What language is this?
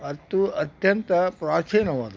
Kannada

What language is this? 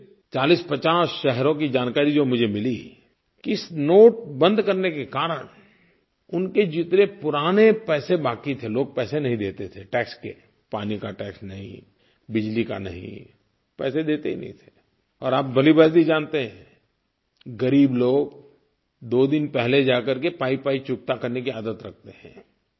Hindi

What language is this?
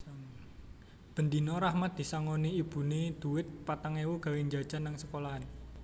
Javanese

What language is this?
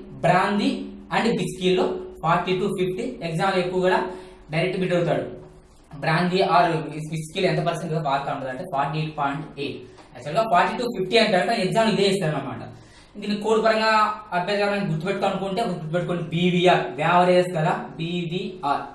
Indonesian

